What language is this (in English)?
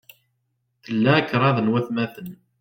Kabyle